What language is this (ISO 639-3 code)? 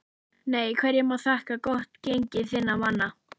isl